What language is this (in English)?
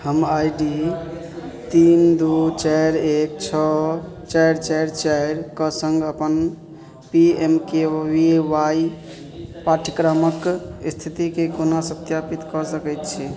Maithili